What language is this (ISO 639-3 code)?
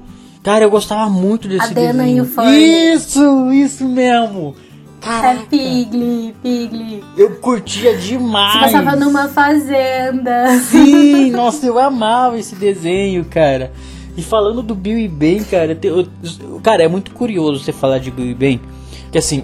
por